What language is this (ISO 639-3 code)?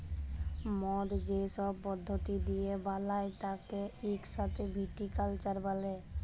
ben